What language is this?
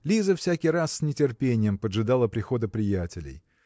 Russian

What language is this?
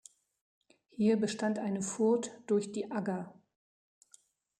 German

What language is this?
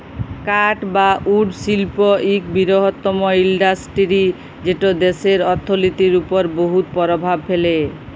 Bangla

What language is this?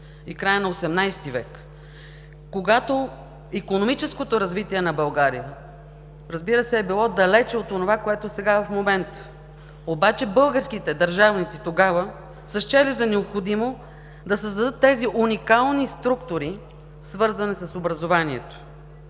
Bulgarian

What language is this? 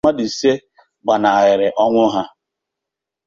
Igbo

